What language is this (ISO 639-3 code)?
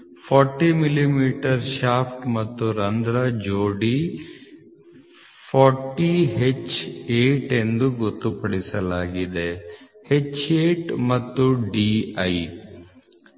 kan